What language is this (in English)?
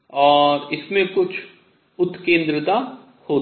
Hindi